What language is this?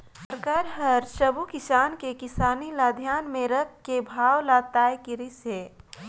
Chhattisgarhi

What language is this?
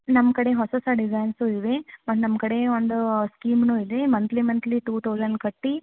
Kannada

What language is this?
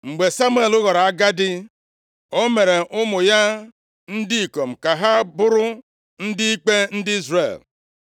Igbo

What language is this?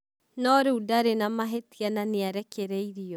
Kikuyu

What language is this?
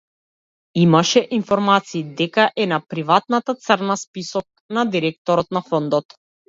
Macedonian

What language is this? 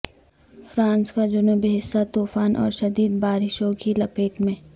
Urdu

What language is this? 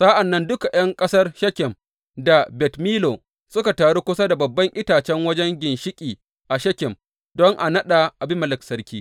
Hausa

